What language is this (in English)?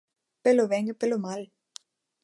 Galician